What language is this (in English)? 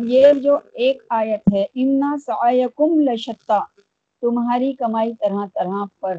Urdu